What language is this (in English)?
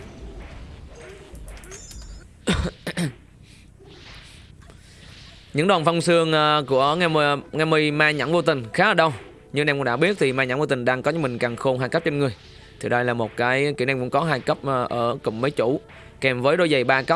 Vietnamese